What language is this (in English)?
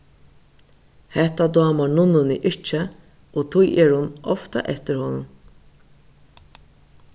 Faroese